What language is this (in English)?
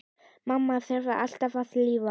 Icelandic